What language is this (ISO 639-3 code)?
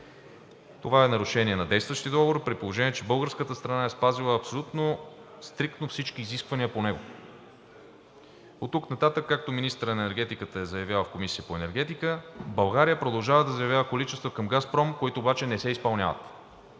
bul